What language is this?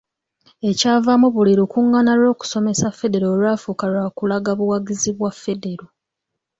Ganda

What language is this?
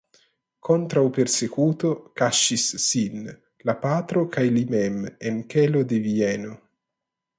Esperanto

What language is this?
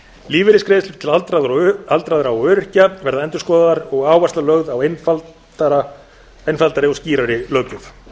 Icelandic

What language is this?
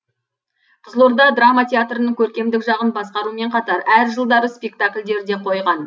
Kazakh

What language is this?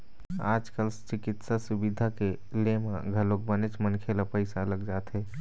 Chhattisgarhi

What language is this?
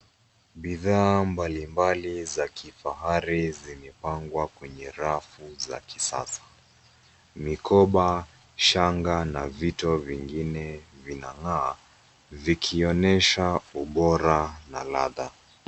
Swahili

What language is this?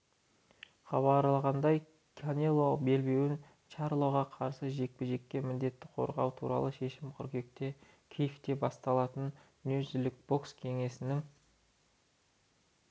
Kazakh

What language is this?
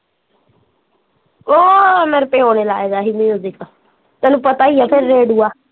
Punjabi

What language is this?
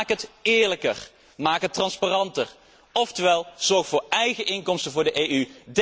Dutch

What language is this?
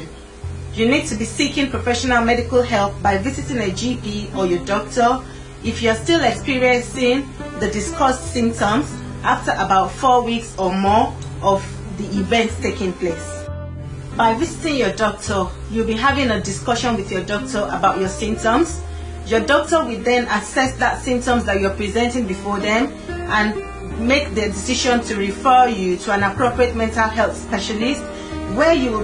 English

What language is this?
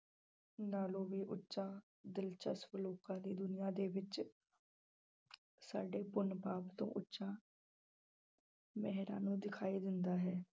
Punjabi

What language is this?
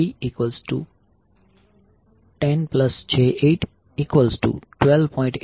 Gujarati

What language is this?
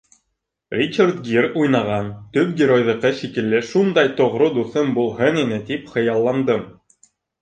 Bashkir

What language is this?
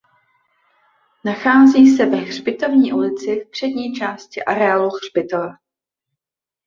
Czech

